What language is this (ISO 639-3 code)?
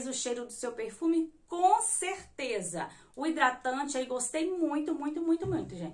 por